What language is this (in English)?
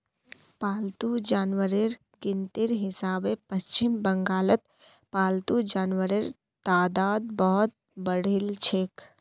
Magahi